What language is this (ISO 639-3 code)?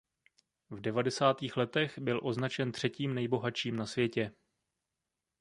ces